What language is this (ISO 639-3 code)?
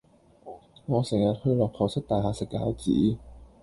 yue